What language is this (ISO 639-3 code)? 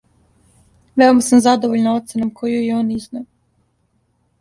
srp